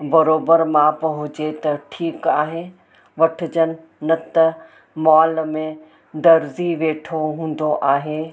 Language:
Sindhi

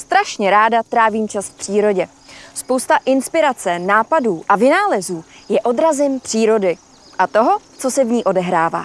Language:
Czech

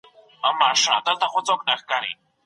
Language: Pashto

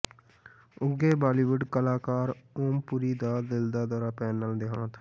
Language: Punjabi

